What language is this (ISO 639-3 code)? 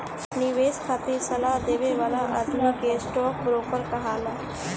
bho